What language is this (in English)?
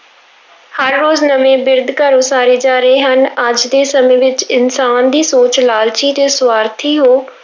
Punjabi